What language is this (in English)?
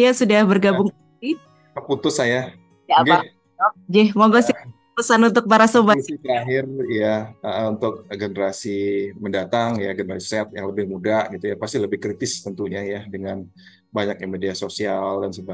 Indonesian